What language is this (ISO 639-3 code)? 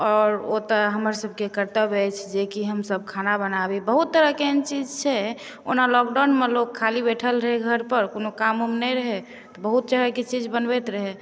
mai